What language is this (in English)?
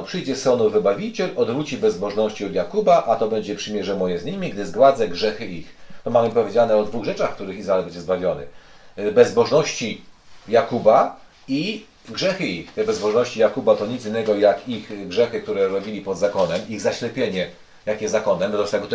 Polish